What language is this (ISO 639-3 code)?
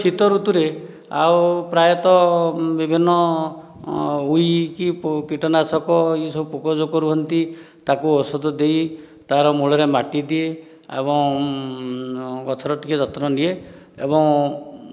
ori